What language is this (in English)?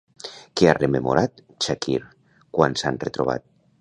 Catalan